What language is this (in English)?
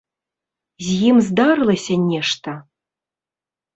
Belarusian